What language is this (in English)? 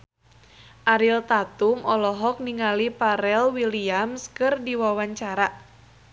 Sundanese